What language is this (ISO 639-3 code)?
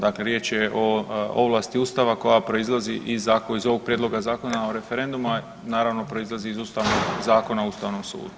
hrv